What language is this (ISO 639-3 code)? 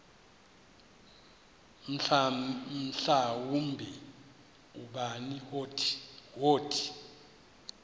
xho